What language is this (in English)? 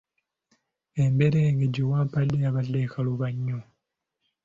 Ganda